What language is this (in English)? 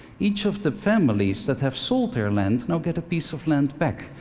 English